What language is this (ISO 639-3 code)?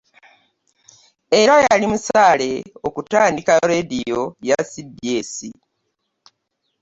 lug